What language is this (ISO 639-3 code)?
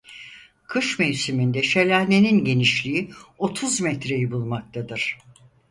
tur